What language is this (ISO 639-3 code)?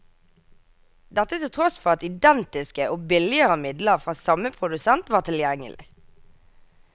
nor